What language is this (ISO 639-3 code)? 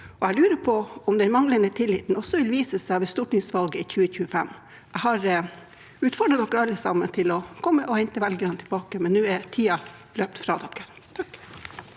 nor